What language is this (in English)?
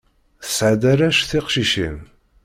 Kabyle